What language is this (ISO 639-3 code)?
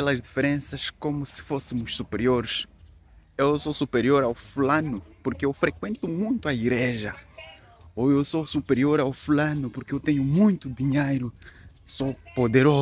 por